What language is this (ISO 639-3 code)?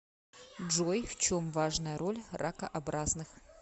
rus